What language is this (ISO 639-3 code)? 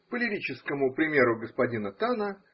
rus